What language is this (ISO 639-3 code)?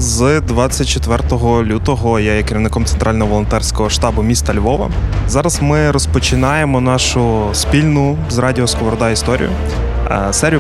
ukr